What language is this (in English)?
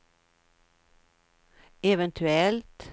Swedish